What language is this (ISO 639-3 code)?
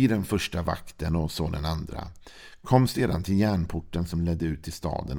swe